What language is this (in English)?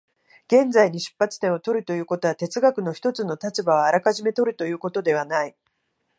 Japanese